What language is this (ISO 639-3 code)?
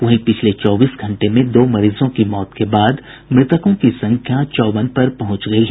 hin